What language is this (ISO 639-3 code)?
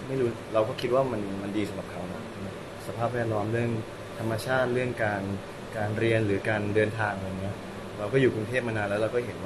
tha